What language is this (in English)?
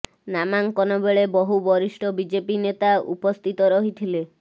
Odia